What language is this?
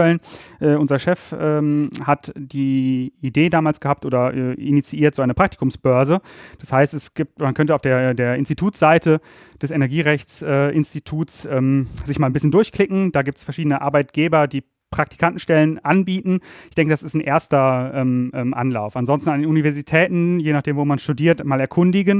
German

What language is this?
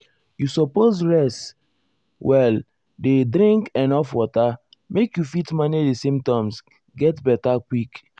Nigerian Pidgin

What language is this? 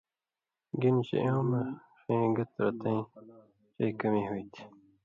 Indus Kohistani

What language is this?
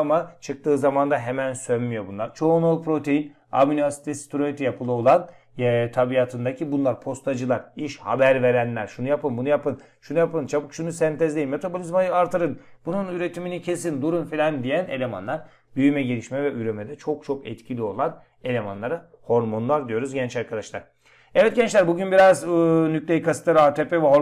Turkish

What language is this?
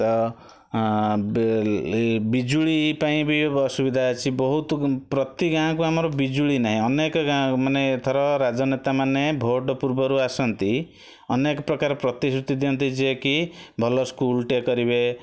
Odia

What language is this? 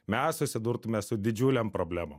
Lithuanian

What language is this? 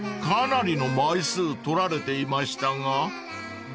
Japanese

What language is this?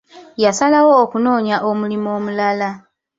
Ganda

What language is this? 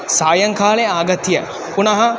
Sanskrit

